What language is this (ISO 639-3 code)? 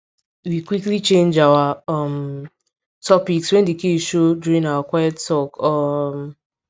pcm